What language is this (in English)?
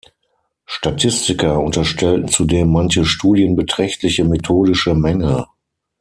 German